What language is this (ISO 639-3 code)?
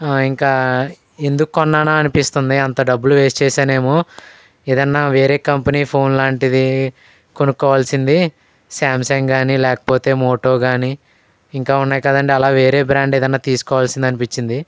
tel